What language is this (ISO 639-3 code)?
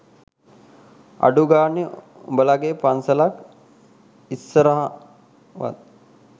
sin